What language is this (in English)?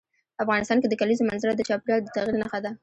Pashto